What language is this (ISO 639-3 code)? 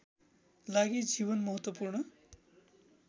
nep